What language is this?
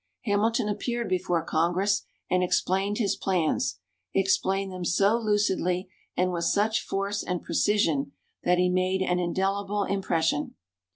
English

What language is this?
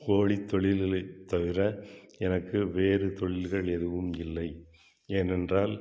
Tamil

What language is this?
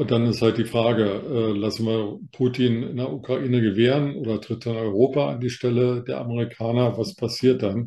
German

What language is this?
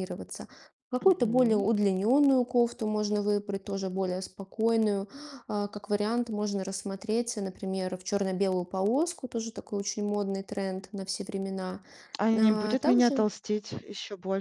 Russian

